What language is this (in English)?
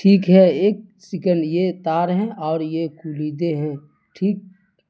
Urdu